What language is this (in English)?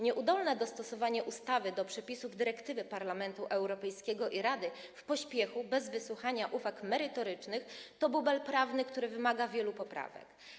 Polish